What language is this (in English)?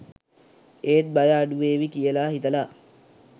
Sinhala